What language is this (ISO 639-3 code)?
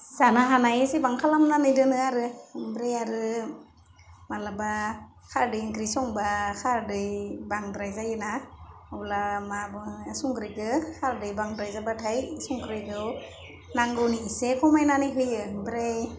brx